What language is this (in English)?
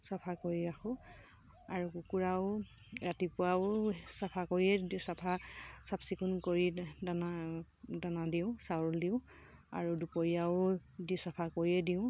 Assamese